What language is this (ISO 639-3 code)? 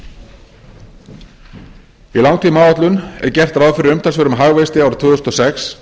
isl